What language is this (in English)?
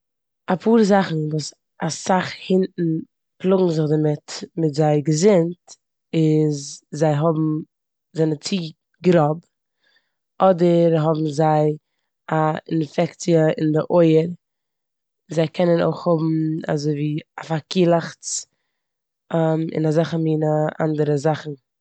Yiddish